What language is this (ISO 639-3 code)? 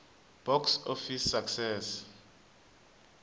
tso